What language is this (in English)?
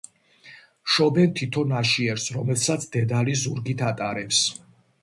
Georgian